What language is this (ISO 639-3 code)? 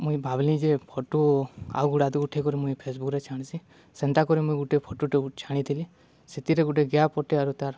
ori